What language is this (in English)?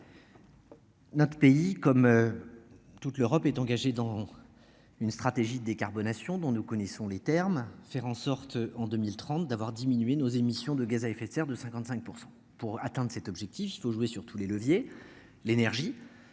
French